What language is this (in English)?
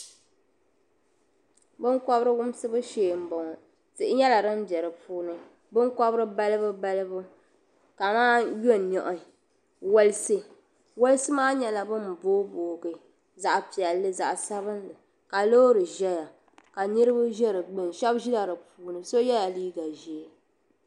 Dagbani